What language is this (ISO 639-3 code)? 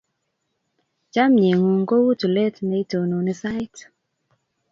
kln